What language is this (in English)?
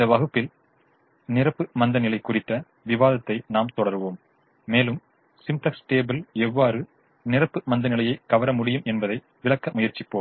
Tamil